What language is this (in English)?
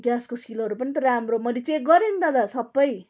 Nepali